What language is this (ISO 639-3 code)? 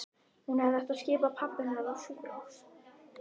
isl